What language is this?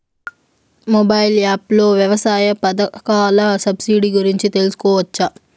Telugu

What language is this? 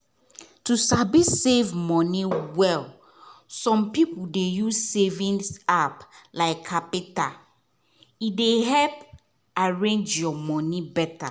Nigerian Pidgin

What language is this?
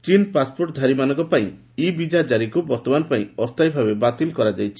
Odia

